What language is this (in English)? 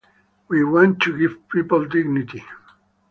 English